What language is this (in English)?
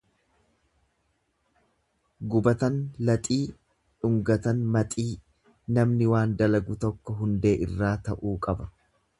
Oromo